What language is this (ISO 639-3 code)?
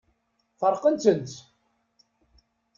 kab